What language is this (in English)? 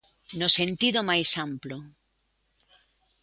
Galician